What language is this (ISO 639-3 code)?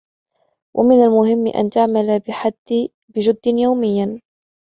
ara